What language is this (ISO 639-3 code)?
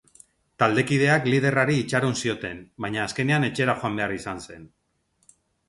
eus